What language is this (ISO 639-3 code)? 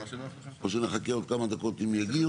heb